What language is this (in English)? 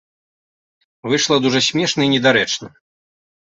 Belarusian